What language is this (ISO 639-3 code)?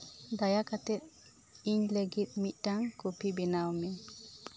sat